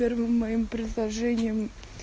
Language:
Russian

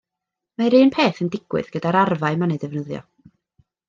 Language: Welsh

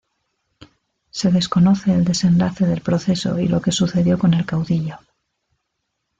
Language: Spanish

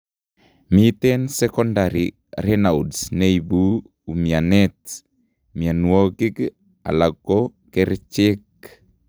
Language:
Kalenjin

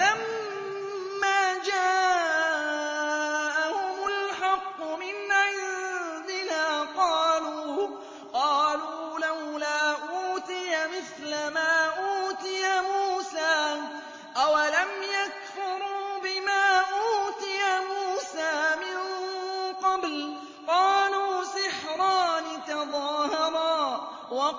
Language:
Arabic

